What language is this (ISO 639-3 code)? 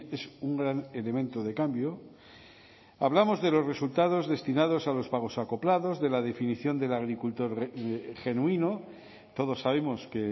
spa